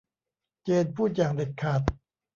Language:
Thai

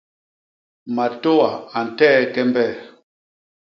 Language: Basaa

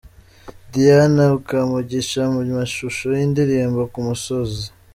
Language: Kinyarwanda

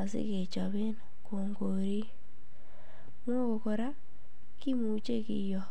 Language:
Kalenjin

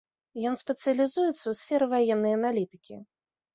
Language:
Belarusian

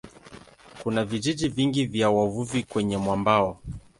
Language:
Swahili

